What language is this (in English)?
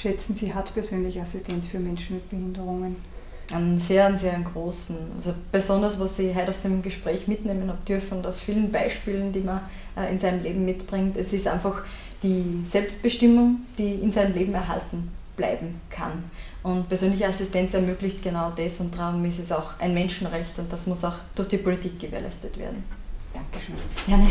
German